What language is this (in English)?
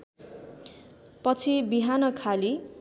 Nepali